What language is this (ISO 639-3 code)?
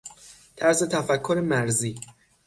fas